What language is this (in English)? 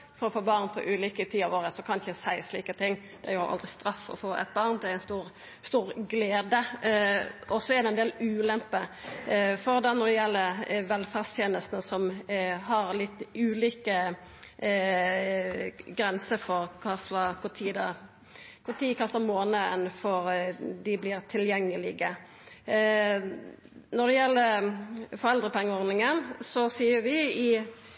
Norwegian Nynorsk